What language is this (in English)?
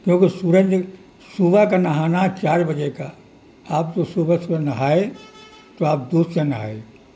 Urdu